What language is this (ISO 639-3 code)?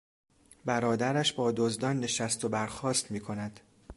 fas